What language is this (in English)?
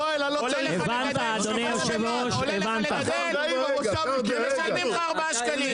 Hebrew